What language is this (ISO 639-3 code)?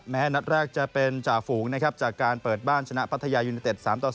tha